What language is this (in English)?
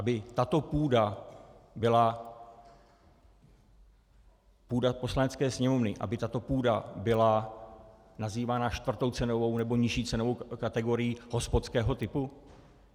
Czech